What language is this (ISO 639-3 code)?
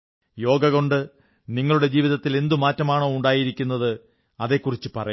mal